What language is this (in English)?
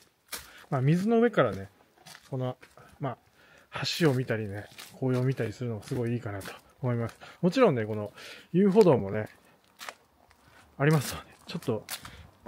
Japanese